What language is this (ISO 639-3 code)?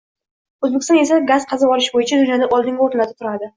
uzb